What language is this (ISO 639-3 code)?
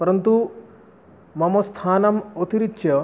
san